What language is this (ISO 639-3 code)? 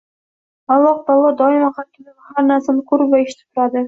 uzb